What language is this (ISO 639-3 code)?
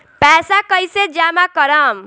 bho